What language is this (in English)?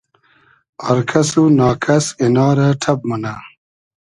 Hazaragi